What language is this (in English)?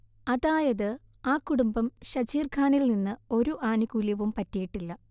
Malayalam